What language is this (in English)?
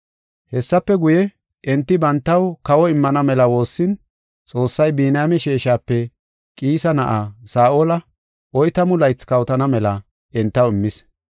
Gofa